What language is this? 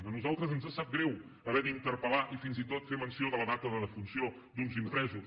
Catalan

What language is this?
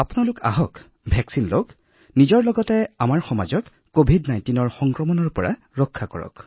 Assamese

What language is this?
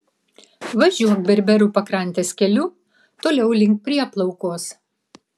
Lithuanian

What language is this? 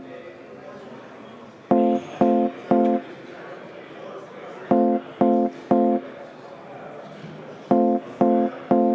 Estonian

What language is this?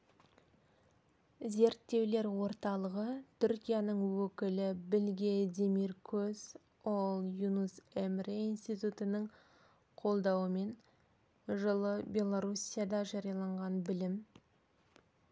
Kazakh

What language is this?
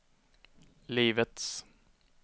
Swedish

